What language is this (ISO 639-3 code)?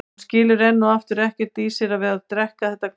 isl